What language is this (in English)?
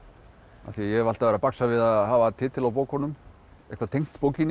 Icelandic